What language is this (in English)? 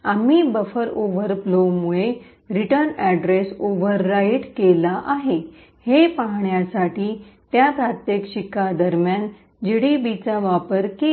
Marathi